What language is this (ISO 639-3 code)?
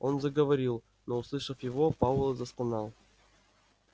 rus